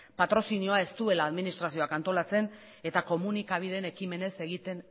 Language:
Basque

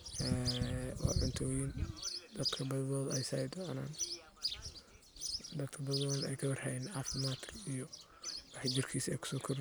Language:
Somali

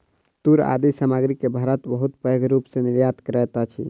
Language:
Maithili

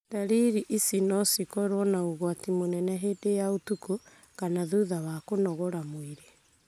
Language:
Kikuyu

